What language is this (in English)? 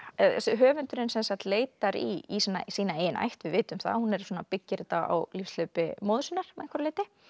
Icelandic